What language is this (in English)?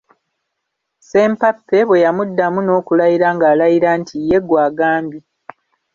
Ganda